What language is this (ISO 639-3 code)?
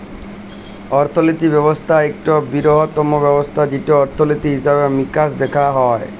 ben